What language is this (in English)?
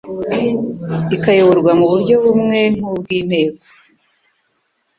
Kinyarwanda